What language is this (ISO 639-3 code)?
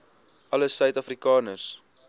afr